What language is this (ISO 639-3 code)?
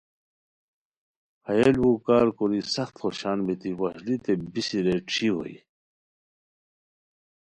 khw